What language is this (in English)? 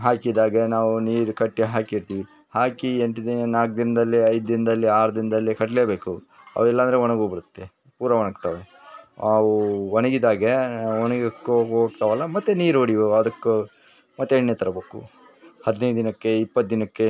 Kannada